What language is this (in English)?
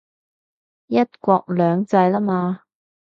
Cantonese